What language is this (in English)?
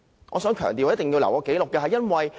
Cantonese